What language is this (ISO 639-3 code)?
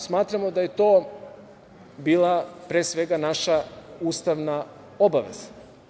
srp